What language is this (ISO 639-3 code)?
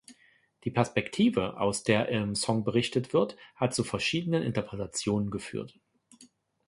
deu